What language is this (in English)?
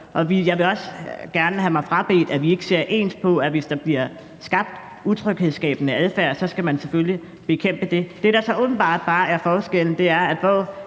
Danish